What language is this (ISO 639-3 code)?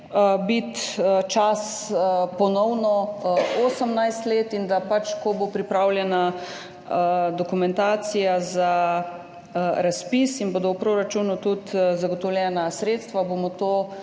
slv